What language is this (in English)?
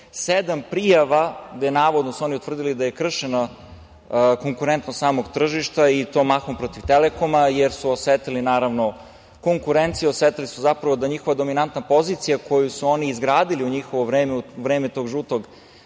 Serbian